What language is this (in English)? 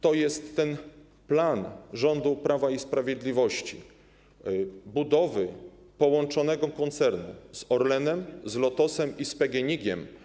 Polish